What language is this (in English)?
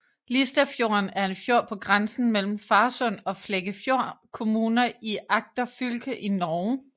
Danish